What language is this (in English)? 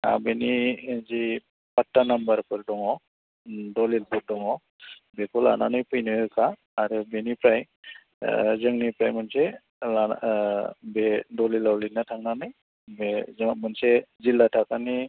Bodo